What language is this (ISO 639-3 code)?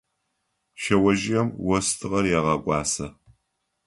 ady